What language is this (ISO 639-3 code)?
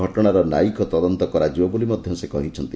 ori